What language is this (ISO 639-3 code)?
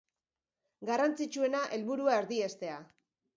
eus